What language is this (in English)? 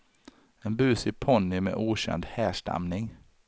Swedish